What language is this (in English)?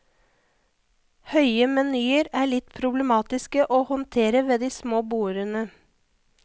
Norwegian